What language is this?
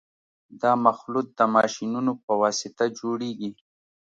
Pashto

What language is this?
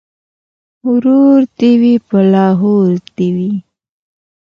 Pashto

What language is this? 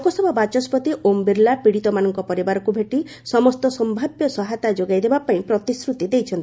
Odia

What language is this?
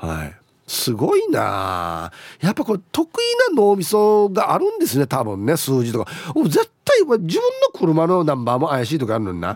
Japanese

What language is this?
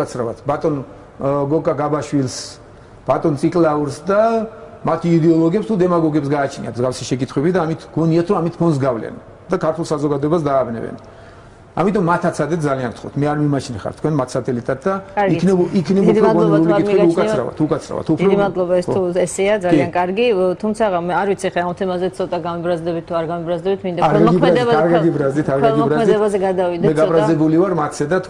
Romanian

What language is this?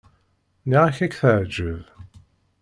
Kabyle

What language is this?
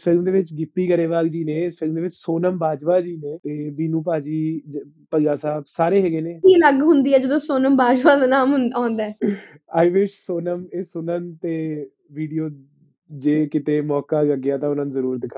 Punjabi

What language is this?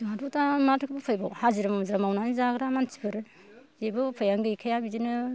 Bodo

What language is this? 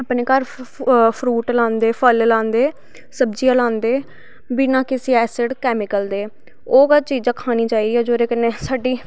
Dogri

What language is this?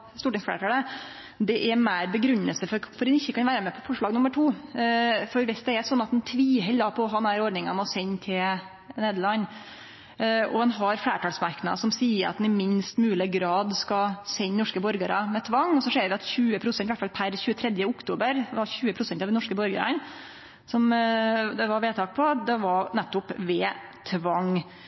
Norwegian Nynorsk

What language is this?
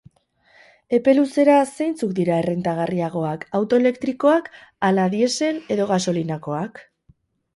Basque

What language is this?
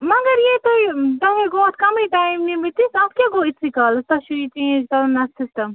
Kashmiri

